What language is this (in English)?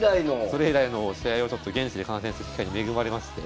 Japanese